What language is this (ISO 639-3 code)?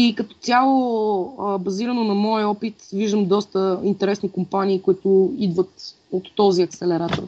bul